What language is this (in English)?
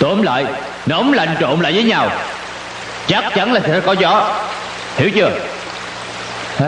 Vietnamese